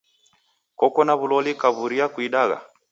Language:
Taita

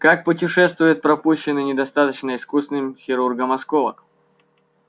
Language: Russian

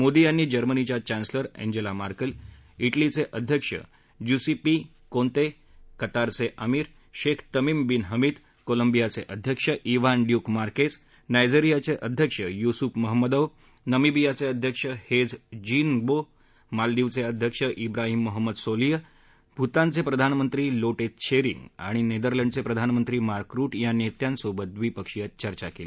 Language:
Marathi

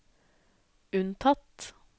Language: Norwegian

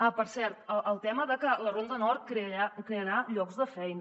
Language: Catalan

